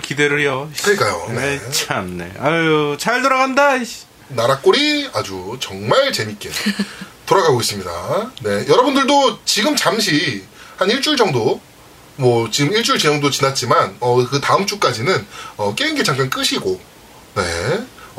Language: Korean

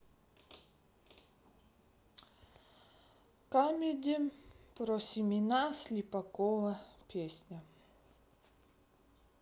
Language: Russian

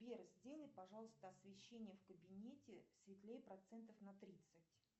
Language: Russian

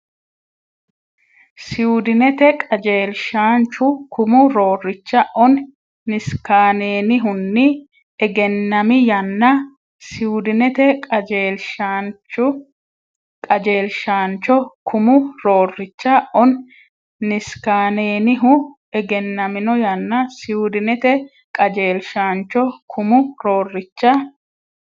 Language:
Sidamo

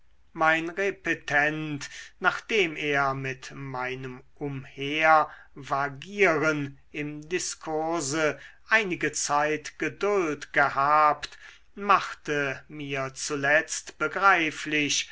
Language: German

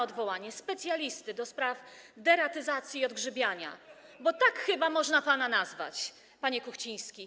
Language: Polish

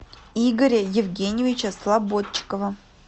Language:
Russian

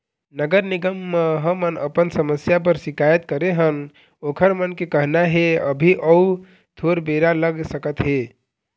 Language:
Chhattisgarhi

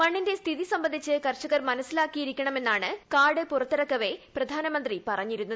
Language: Malayalam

